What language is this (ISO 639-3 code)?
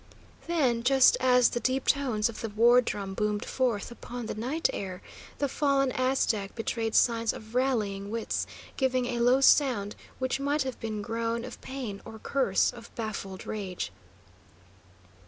eng